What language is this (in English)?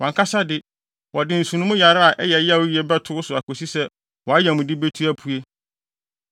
Akan